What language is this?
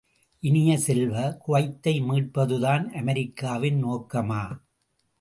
Tamil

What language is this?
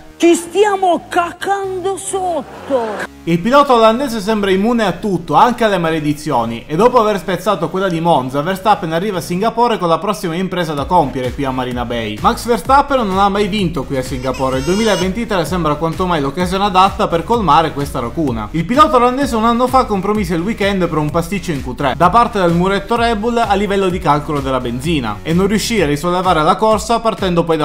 Italian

